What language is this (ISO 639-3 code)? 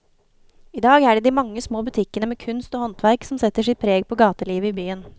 nor